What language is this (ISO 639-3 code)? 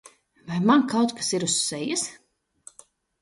lav